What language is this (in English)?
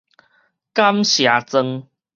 Min Nan Chinese